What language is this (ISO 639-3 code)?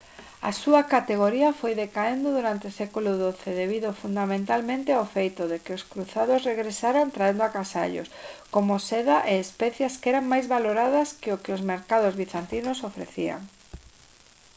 glg